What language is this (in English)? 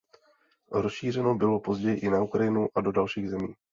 Czech